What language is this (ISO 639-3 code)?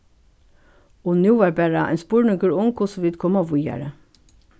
fao